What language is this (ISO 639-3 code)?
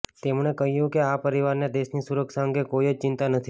guj